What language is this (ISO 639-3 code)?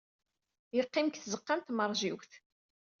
kab